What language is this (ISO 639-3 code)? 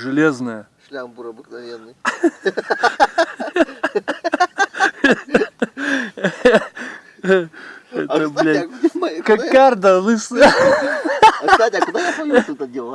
rus